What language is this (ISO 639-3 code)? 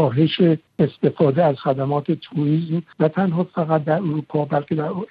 fas